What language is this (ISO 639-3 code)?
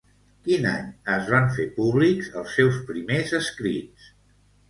cat